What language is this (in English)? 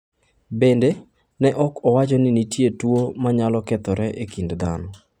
Luo (Kenya and Tanzania)